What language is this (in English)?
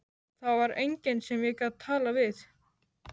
Icelandic